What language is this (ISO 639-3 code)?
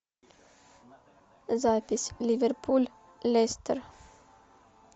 rus